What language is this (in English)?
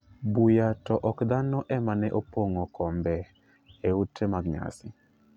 Luo (Kenya and Tanzania)